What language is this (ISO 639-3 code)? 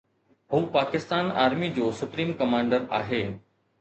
snd